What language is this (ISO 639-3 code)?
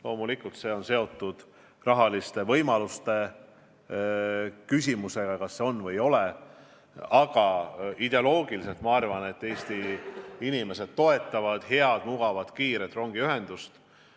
est